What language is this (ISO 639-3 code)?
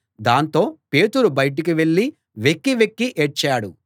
tel